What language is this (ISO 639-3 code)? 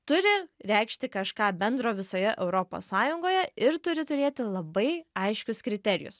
lit